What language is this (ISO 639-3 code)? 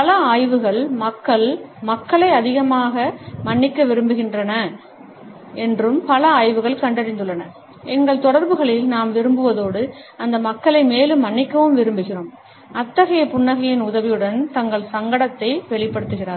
tam